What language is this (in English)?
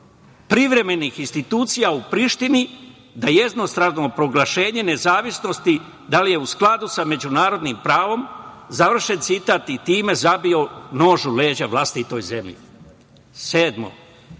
Serbian